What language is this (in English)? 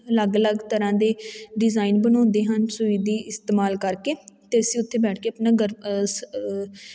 Punjabi